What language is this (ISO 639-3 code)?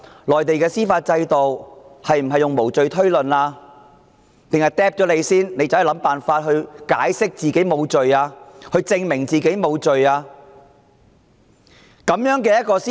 yue